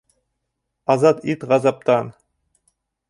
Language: Bashkir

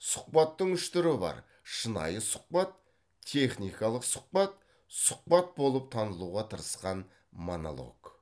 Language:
Kazakh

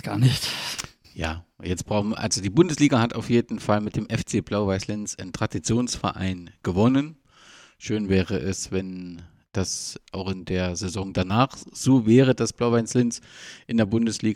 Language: German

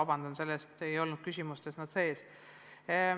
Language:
Estonian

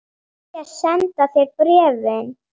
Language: Icelandic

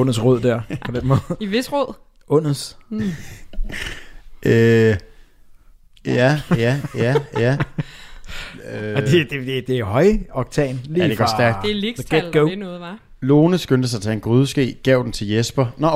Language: Danish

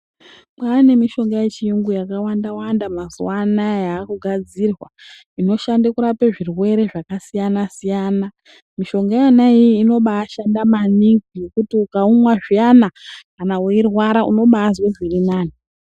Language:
Ndau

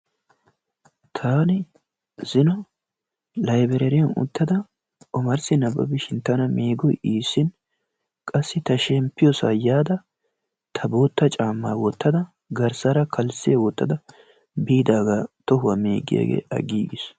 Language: Wolaytta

